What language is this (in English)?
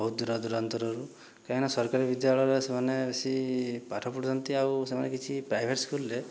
Odia